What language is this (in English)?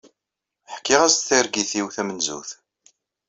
Kabyle